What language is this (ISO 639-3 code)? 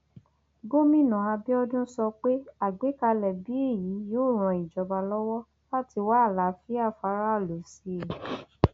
yor